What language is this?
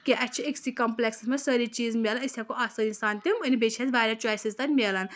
Kashmiri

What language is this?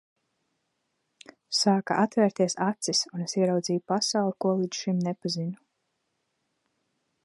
Latvian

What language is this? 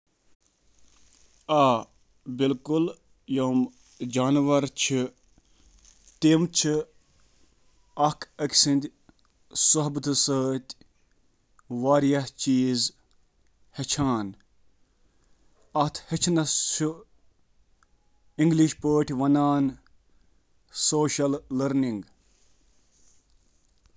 Kashmiri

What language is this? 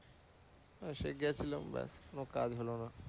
Bangla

